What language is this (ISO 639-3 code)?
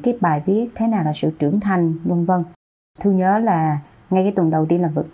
vie